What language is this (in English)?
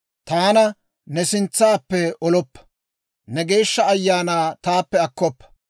Dawro